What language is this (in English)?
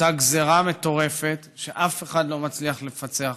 Hebrew